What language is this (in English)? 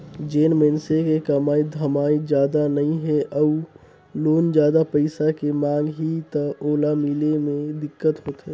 Chhattisgarhi